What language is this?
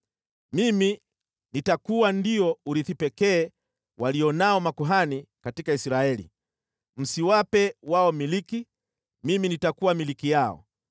Swahili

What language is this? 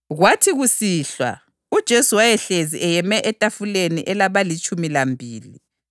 North Ndebele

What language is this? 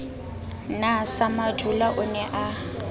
Southern Sotho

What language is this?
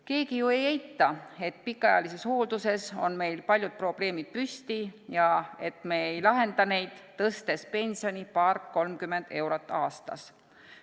Estonian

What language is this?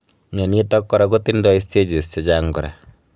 Kalenjin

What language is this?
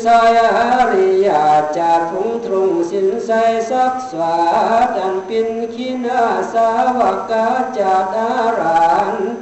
Thai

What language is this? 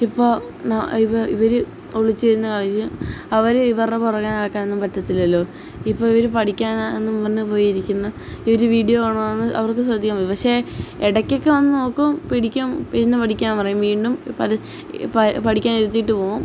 Malayalam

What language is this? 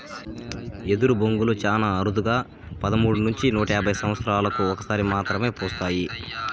Telugu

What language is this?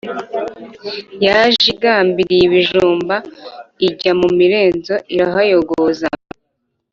Kinyarwanda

